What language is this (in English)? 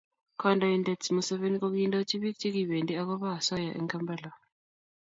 Kalenjin